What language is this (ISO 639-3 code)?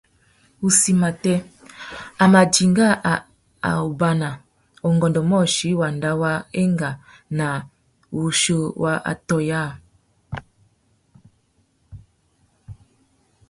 bag